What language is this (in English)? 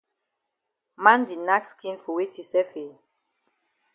Cameroon Pidgin